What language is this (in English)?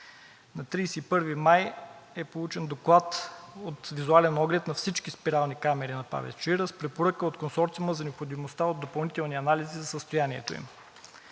Bulgarian